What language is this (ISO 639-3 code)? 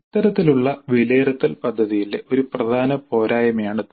mal